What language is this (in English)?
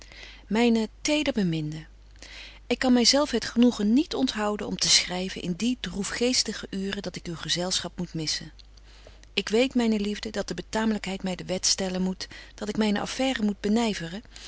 Dutch